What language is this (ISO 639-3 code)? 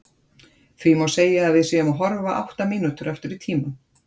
isl